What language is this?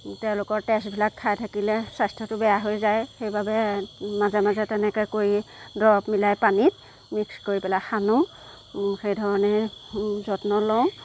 Assamese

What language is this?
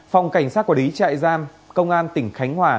Vietnamese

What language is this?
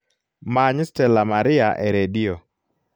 Luo (Kenya and Tanzania)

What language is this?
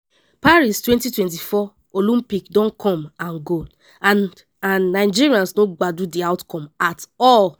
Nigerian Pidgin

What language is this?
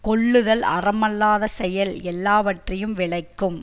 Tamil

